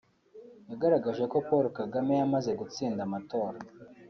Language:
Kinyarwanda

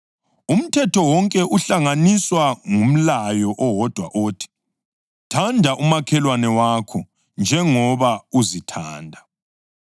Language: North Ndebele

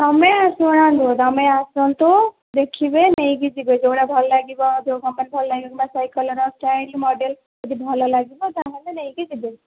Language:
Odia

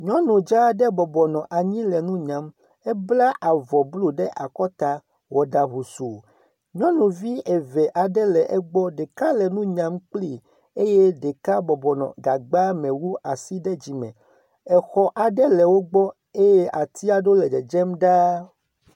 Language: Ewe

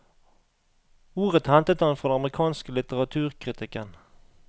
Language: Norwegian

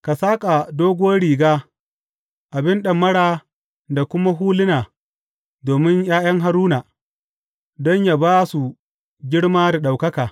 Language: Hausa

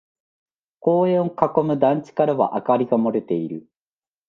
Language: Japanese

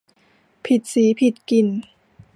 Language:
Thai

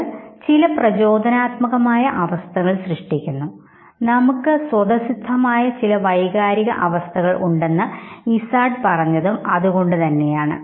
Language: Malayalam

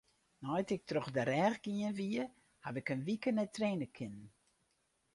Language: Western Frisian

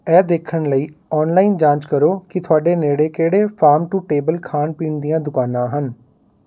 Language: Punjabi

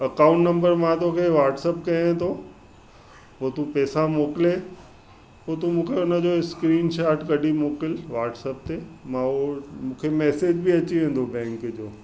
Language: Sindhi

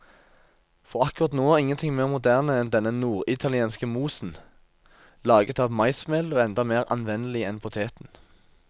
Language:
Norwegian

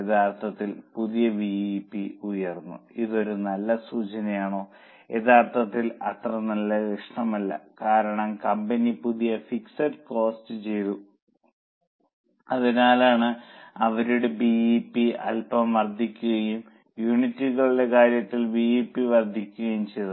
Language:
Malayalam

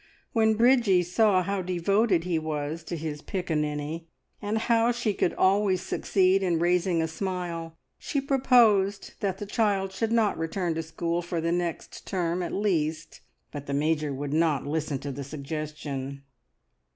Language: English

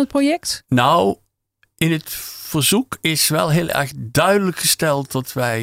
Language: Dutch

